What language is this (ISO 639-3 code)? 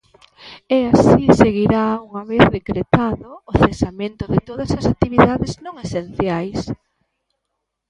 glg